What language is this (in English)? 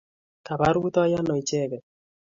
Kalenjin